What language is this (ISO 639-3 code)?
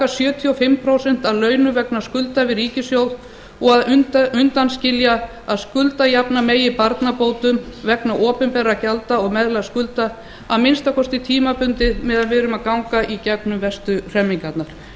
isl